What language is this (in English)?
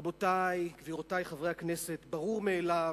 Hebrew